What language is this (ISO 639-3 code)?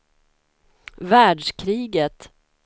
swe